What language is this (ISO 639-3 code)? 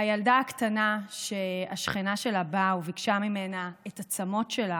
heb